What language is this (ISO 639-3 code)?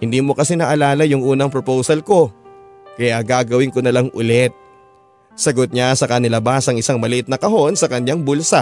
fil